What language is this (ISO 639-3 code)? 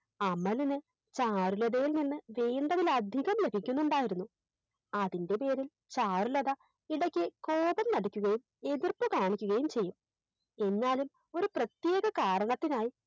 mal